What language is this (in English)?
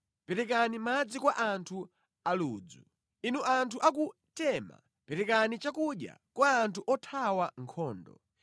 Nyanja